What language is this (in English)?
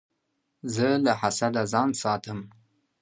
Pashto